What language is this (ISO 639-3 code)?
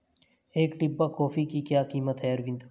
hin